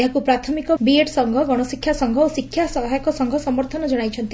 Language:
Odia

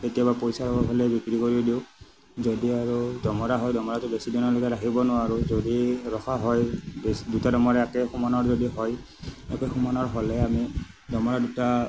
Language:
Assamese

